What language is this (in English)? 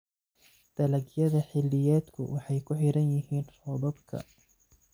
Somali